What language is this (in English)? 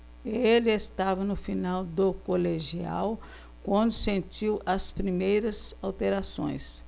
Portuguese